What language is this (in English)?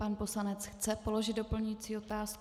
Czech